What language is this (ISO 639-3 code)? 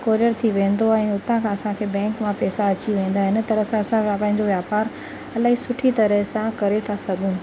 snd